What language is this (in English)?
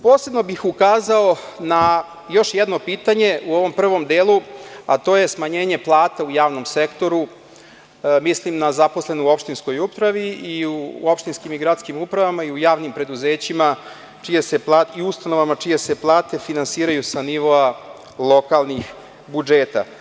Serbian